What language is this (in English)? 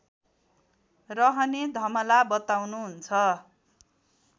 Nepali